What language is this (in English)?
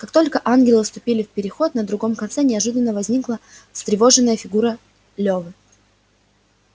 Russian